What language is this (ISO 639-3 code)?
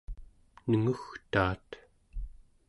esu